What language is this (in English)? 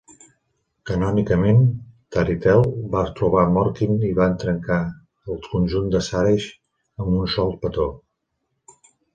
Catalan